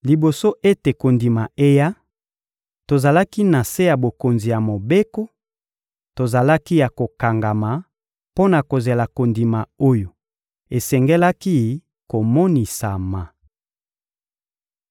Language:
Lingala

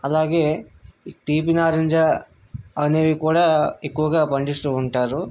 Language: Telugu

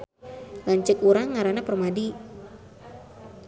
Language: Sundanese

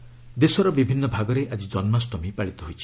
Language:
Odia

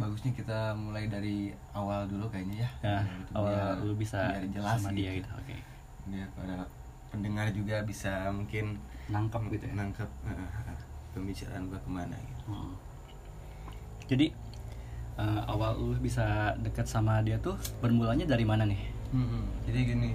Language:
Indonesian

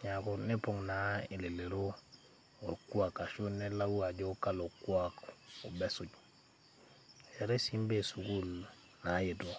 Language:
Masai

